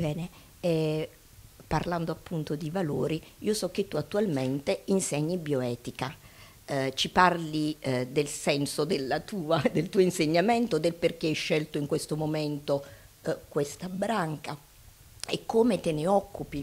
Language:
Italian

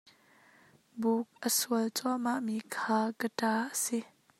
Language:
Hakha Chin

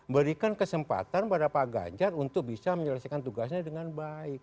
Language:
Indonesian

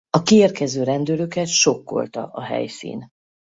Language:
Hungarian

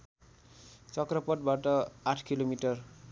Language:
Nepali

